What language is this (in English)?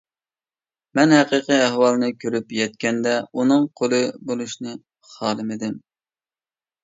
Uyghur